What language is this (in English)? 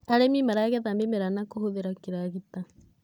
Kikuyu